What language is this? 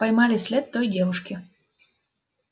Russian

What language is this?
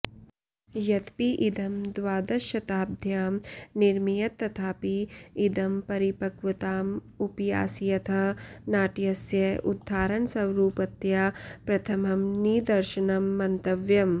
Sanskrit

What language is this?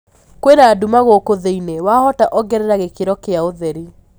Kikuyu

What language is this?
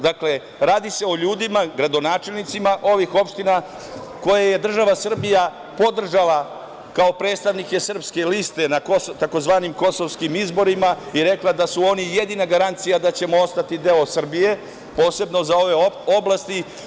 Serbian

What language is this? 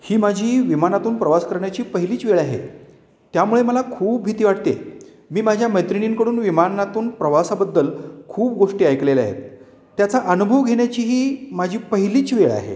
Marathi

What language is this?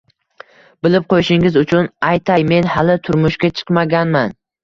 Uzbek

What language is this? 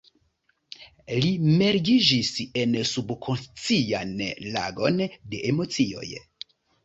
Esperanto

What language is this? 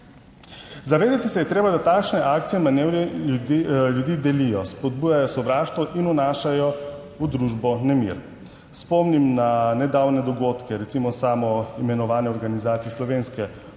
Slovenian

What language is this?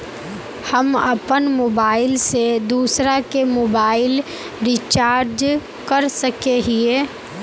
Magahi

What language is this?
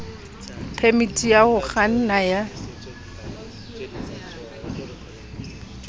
Southern Sotho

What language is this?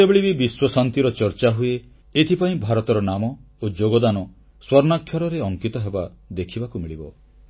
Odia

